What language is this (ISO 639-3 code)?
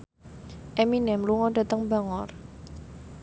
jav